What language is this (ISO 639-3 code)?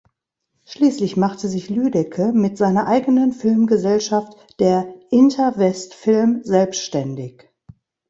deu